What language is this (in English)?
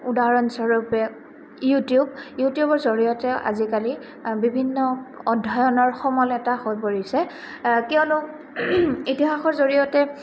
Assamese